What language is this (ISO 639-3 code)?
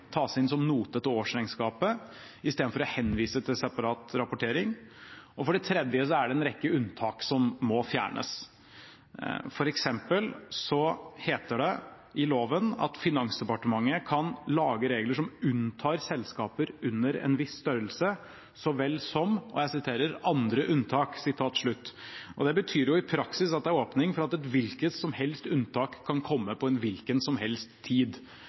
nob